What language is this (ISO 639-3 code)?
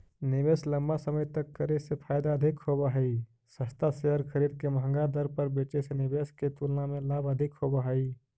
mag